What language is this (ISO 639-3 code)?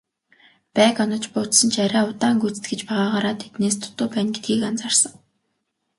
mon